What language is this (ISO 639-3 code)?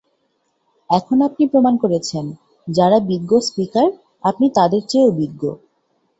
ben